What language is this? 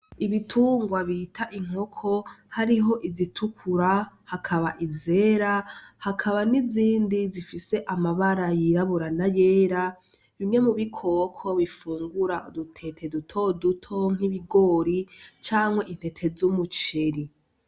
Rundi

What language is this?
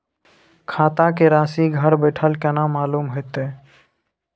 Maithili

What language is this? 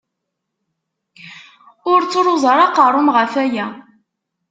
Kabyle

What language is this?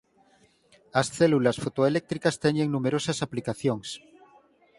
Galician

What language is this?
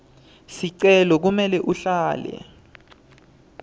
Swati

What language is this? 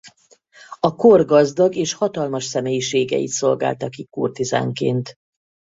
Hungarian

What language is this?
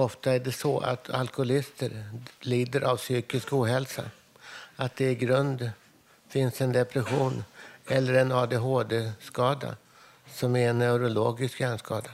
Swedish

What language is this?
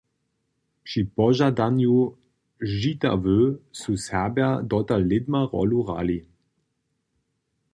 Upper Sorbian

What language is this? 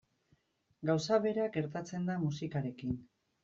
Basque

